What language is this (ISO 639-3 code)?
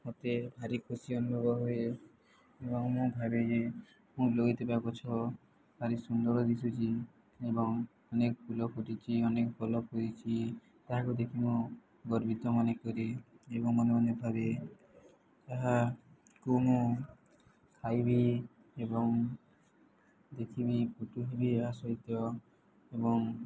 ori